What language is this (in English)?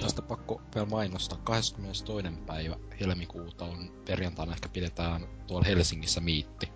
Finnish